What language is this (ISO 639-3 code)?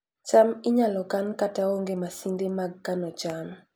luo